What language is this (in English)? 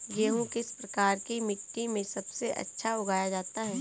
Hindi